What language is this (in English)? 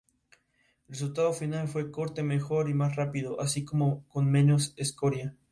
Spanish